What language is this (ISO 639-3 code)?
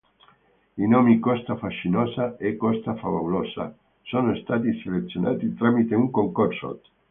ita